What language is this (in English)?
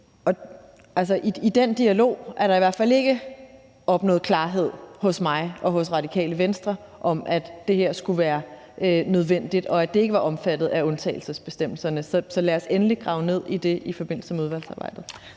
Danish